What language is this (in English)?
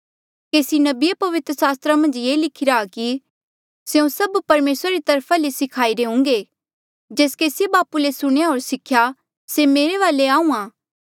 Mandeali